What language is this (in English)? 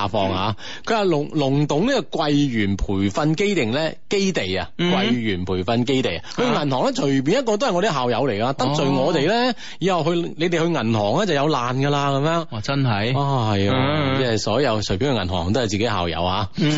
Chinese